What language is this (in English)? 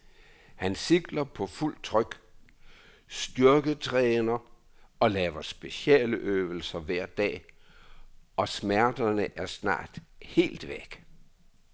Danish